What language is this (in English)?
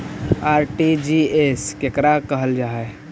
Magahi